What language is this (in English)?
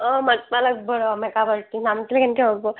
Assamese